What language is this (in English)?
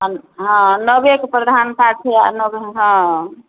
Maithili